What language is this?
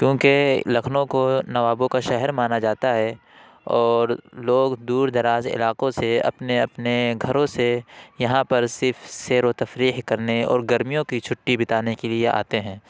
Urdu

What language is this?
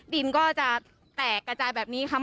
Thai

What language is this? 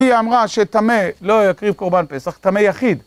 Hebrew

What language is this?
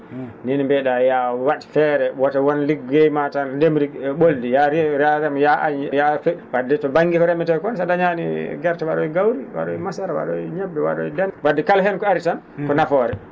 Fula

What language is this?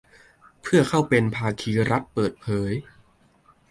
Thai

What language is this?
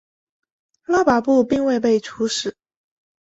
Chinese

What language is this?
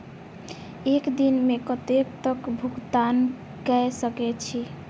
Maithili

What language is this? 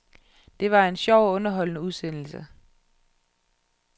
Danish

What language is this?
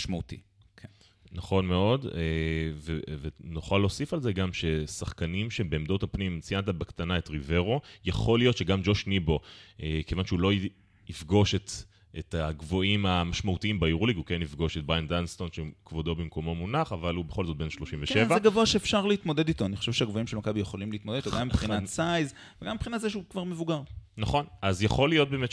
Hebrew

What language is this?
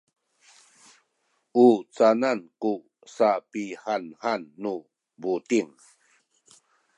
Sakizaya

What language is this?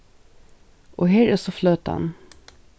Faroese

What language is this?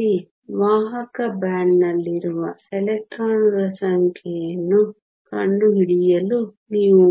Kannada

